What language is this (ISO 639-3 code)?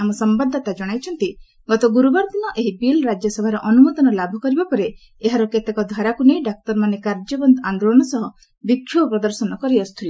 ori